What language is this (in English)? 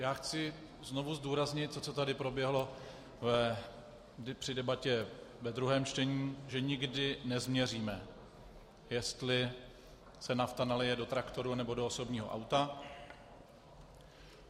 Czech